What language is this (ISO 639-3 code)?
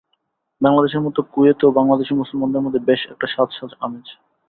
ben